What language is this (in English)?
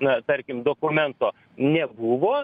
Lithuanian